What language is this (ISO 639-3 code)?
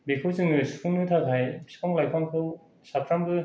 brx